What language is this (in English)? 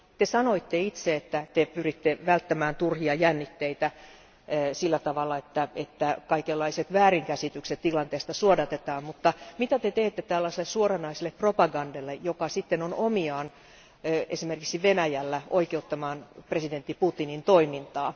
Finnish